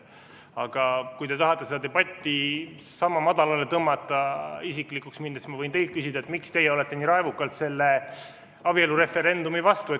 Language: Estonian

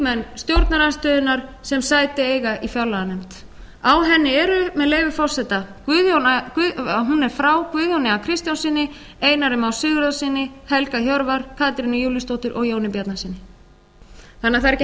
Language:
Icelandic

